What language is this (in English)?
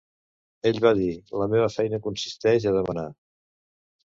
Catalan